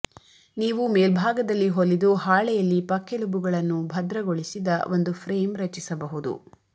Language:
Kannada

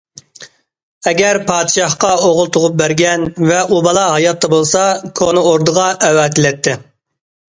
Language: Uyghur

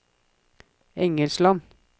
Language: Norwegian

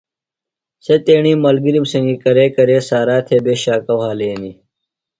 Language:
Phalura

